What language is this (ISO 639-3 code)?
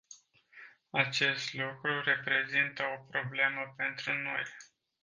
ron